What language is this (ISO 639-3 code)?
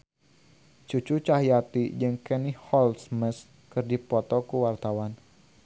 sun